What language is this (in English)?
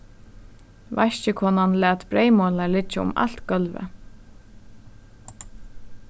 Faroese